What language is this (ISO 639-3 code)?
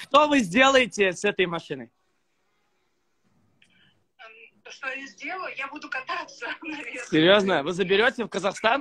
rus